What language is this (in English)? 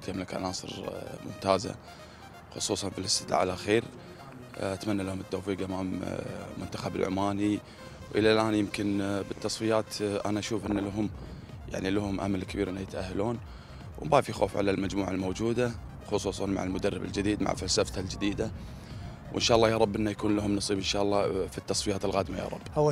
Arabic